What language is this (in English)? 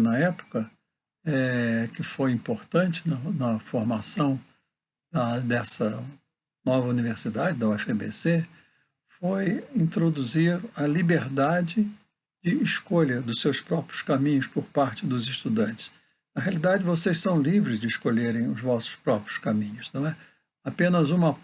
Portuguese